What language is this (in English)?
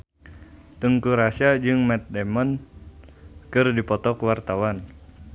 Sundanese